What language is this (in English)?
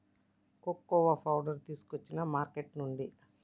Telugu